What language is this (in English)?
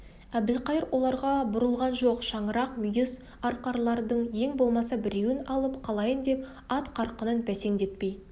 Kazakh